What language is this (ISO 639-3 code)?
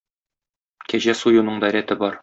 tat